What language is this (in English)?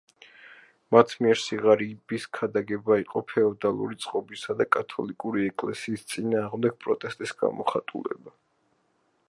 Georgian